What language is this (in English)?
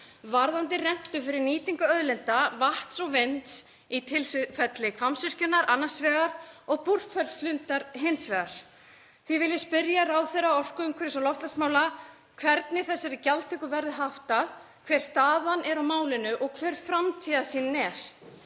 Icelandic